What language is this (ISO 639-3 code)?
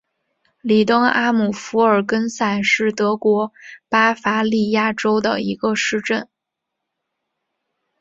zho